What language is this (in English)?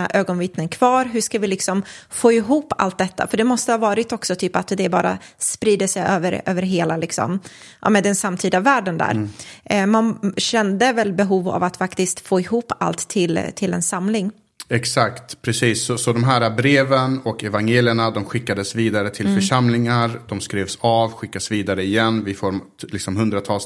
Swedish